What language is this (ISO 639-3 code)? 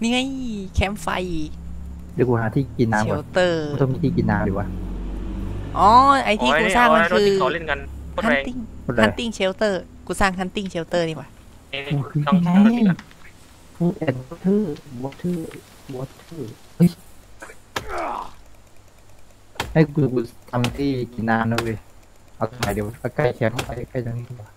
tha